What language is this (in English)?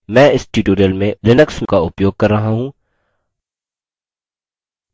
Hindi